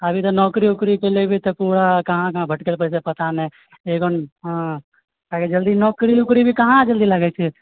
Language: Maithili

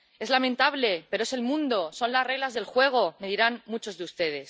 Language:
Spanish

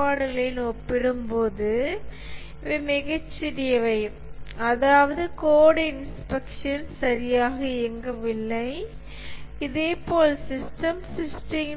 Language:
Tamil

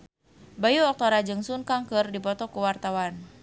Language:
Sundanese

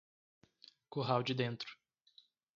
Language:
Portuguese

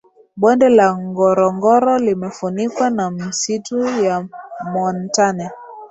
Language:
Swahili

